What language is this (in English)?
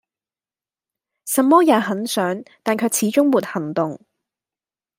Cantonese